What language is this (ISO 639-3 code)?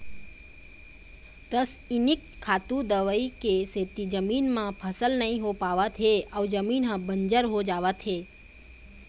hne